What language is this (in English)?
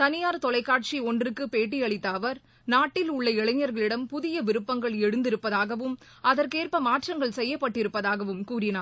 Tamil